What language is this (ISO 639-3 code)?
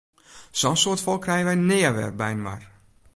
fry